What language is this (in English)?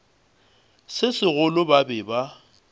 Northern Sotho